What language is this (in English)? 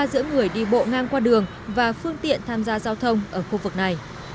Vietnamese